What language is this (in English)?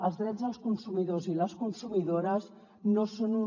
Catalan